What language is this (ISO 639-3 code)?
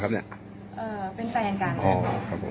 tha